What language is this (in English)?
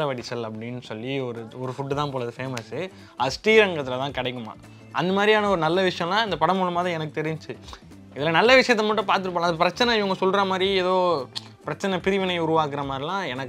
Vietnamese